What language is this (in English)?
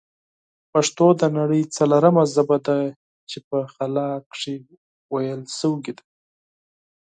Pashto